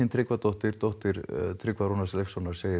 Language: Icelandic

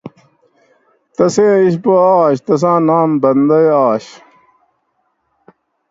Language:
Gawri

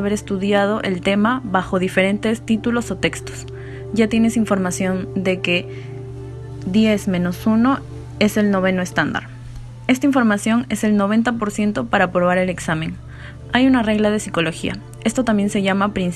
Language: Spanish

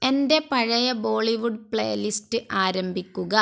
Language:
Malayalam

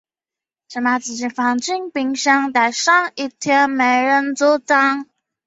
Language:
Chinese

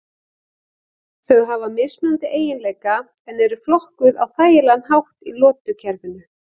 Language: Icelandic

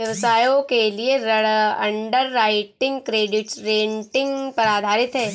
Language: Hindi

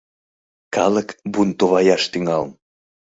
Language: Mari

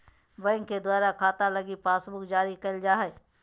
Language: Magahi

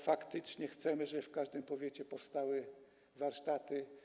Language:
Polish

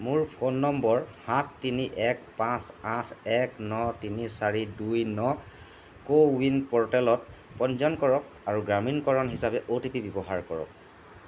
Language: Assamese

